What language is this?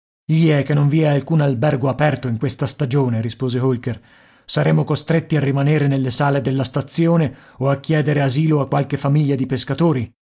Italian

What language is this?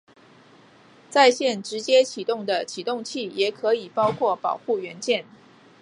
Chinese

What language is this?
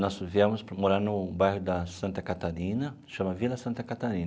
Portuguese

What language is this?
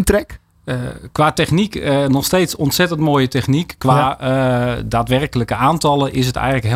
Dutch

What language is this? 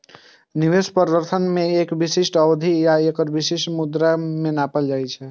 Maithili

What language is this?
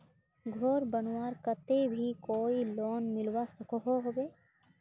Magahi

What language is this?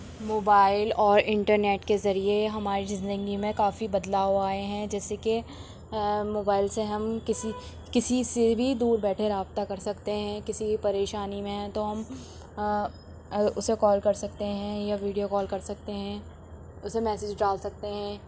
Urdu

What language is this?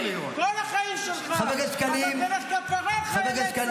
Hebrew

